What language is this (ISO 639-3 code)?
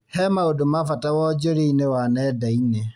kik